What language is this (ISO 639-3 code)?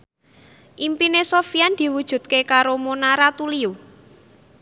jav